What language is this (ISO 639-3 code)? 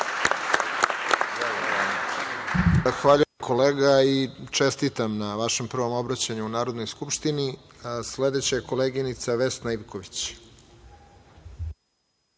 srp